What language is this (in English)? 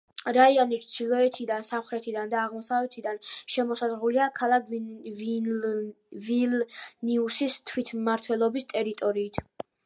Georgian